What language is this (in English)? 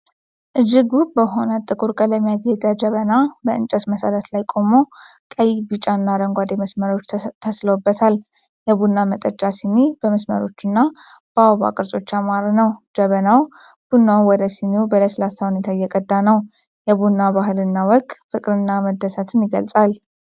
Amharic